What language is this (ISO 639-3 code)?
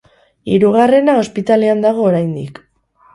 eus